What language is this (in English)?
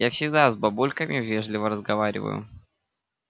Russian